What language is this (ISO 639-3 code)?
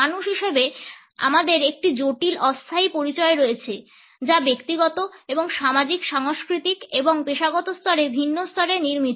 ben